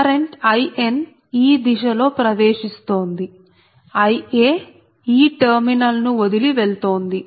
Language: Telugu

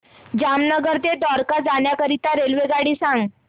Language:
Marathi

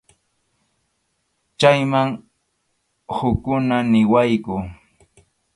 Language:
Arequipa-La Unión Quechua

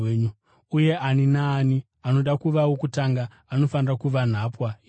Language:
Shona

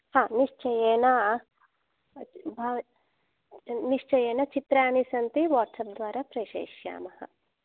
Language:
Sanskrit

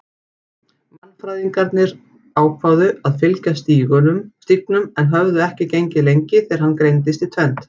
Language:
Icelandic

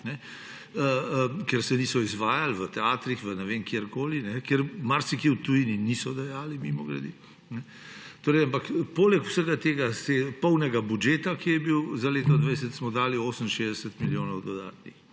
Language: Slovenian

